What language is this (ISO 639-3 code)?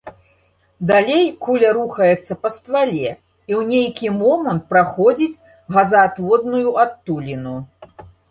bel